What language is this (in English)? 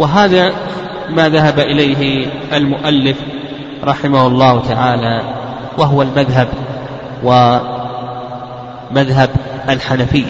Arabic